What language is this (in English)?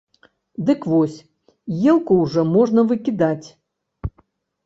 Belarusian